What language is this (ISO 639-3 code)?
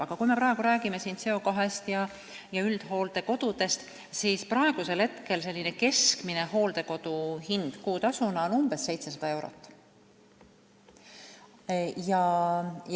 est